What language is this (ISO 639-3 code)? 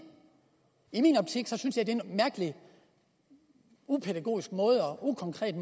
dan